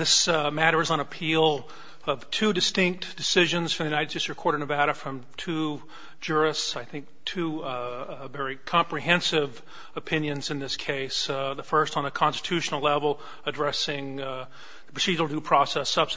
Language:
English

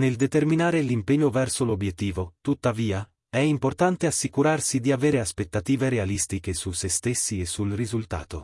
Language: Italian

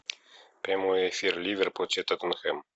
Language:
Russian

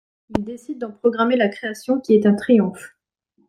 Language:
French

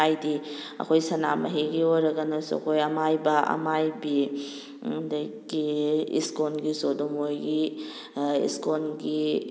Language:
Manipuri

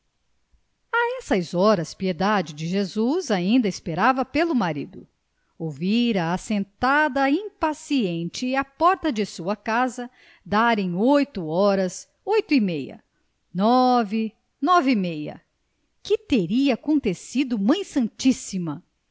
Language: Portuguese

